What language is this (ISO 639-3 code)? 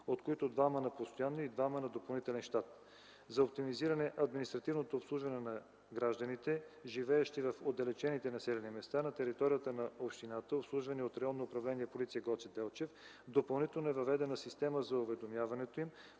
bul